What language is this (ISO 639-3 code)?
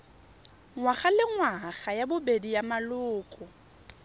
tsn